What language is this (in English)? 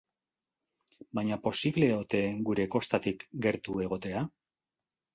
Basque